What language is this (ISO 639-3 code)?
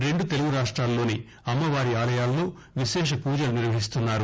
tel